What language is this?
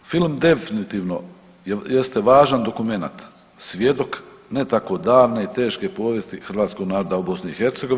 Croatian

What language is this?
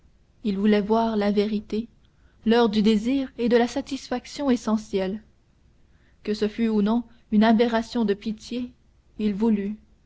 French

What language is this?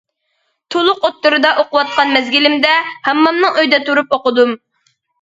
Uyghur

